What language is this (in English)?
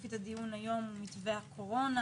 Hebrew